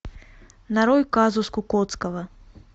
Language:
Russian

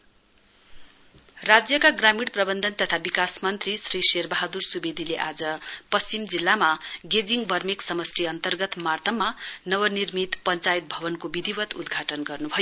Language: Nepali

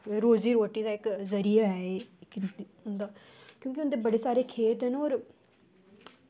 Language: Dogri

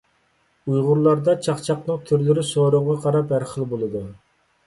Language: Uyghur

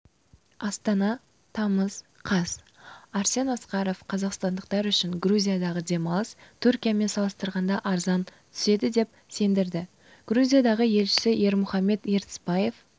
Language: Kazakh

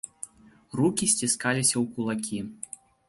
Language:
Belarusian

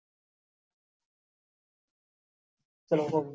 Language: Punjabi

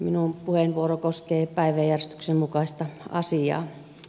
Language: Finnish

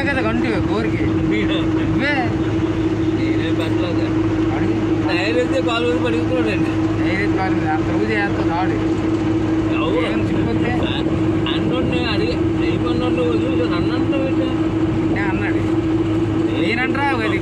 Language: Telugu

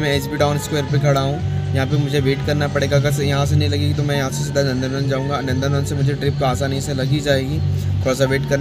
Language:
Hindi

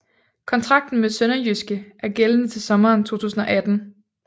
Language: Danish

